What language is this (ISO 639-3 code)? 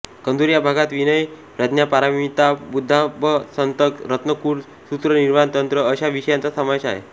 mar